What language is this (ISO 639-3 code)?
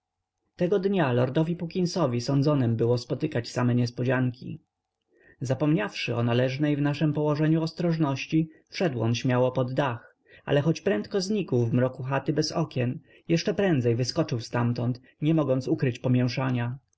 pol